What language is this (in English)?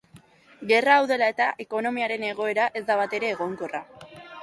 Basque